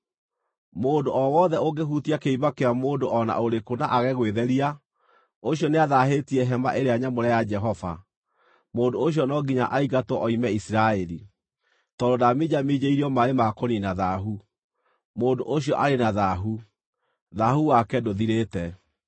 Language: Kikuyu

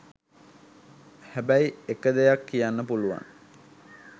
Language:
Sinhala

